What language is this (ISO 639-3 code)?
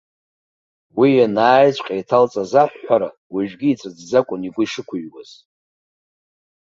abk